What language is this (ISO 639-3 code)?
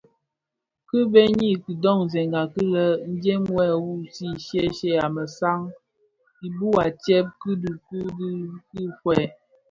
ksf